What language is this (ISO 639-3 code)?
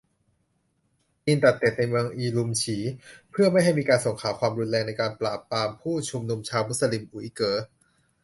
tha